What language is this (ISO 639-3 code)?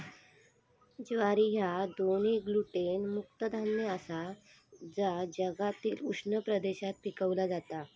mar